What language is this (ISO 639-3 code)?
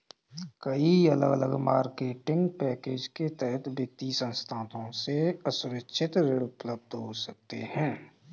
hin